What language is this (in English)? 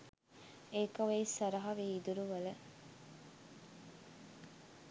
Sinhala